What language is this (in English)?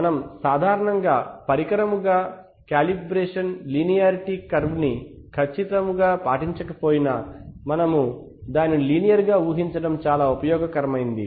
Telugu